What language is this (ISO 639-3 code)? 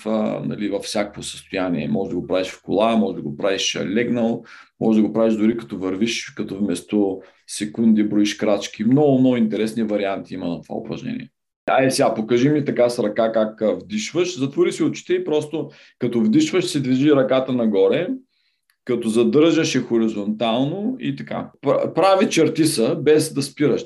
bul